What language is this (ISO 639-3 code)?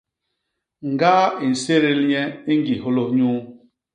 bas